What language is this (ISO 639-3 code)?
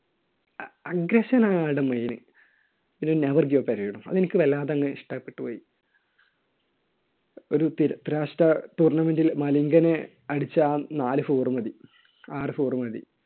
mal